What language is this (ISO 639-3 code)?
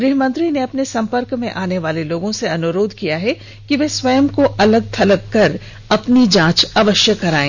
hin